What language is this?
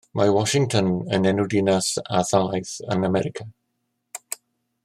Welsh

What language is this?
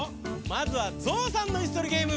Japanese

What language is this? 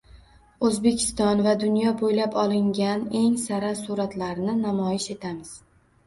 Uzbek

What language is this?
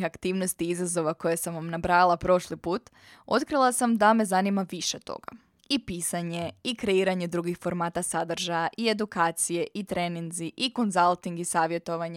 Croatian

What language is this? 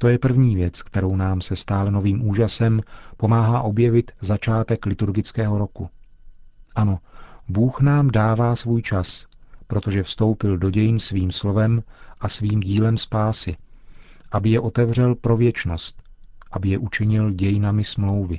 Czech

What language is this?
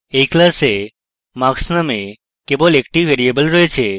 Bangla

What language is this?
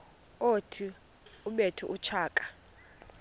Xhosa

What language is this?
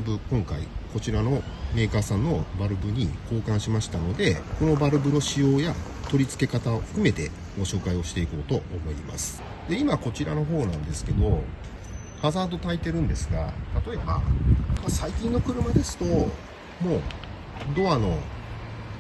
Japanese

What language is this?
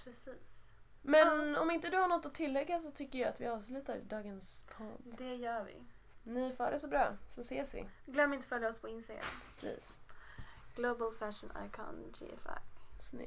Swedish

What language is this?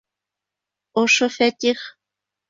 Bashkir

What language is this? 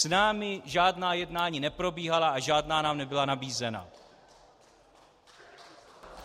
Czech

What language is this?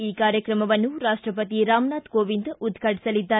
Kannada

